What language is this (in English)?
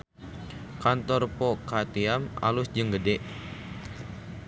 Sundanese